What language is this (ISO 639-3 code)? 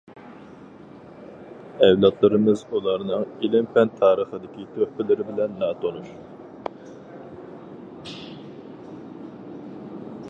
uig